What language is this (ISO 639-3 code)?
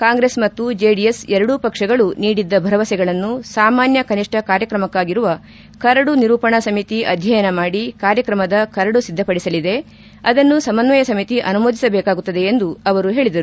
kan